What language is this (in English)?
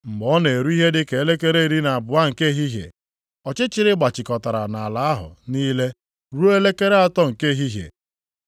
Igbo